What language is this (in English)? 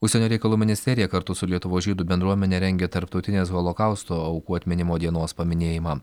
Lithuanian